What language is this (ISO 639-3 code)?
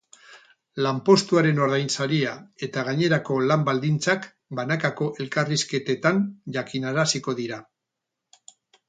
eus